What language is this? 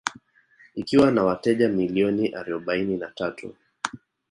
Swahili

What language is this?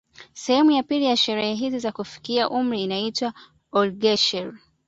Swahili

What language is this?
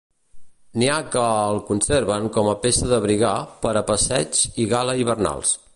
Catalan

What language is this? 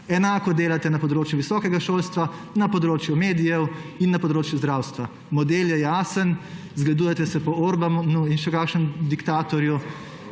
Slovenian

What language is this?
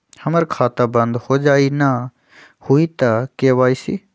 Magahi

